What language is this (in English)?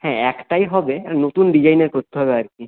Bangla